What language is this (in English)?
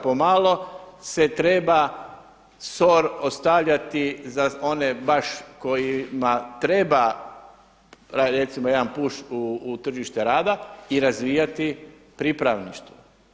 Croatian